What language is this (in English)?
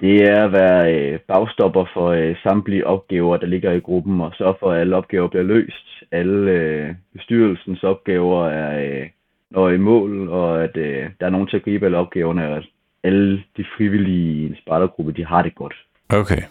Danish